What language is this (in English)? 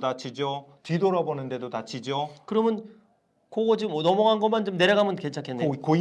Korean